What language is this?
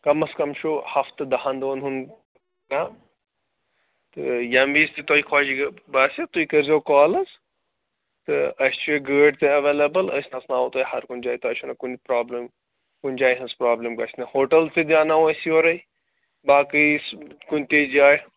Kashmiri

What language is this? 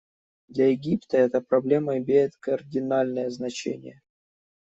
Russian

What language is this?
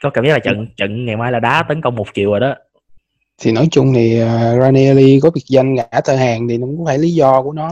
Vietnamese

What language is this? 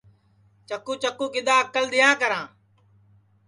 Sansi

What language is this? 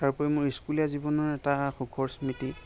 Assamese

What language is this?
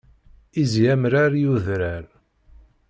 Kabyle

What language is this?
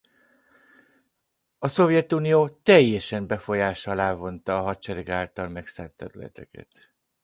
Hungarian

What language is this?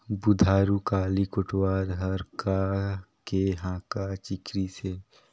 Chhattisgarhi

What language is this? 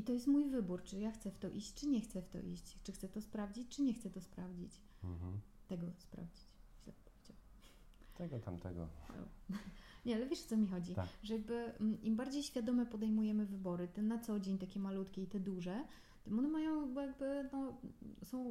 Polish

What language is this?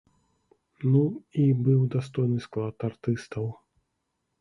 Belarusian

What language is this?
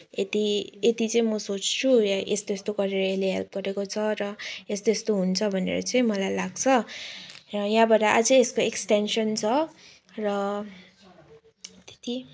Nepali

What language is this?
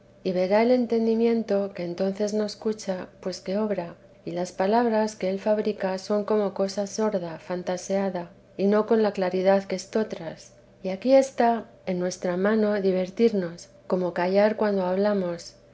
Spanish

